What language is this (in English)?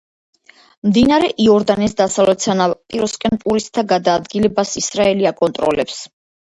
Georgian